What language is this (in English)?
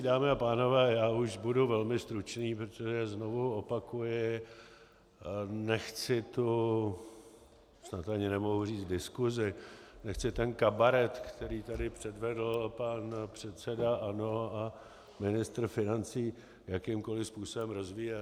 Czech